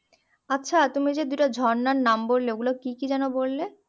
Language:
Bangla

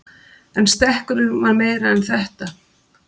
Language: Icelandic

